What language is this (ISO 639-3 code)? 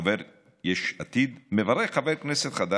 heb